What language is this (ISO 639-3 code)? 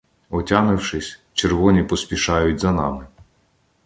ukr